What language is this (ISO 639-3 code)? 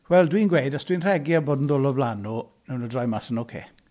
cym